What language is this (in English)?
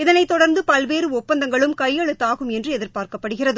Tamil